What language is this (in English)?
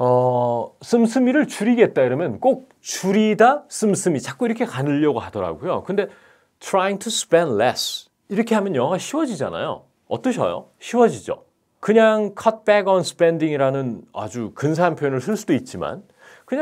Korean